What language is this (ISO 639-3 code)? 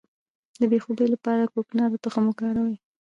pus